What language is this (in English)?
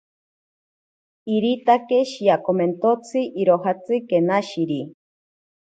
Ashéninka Perené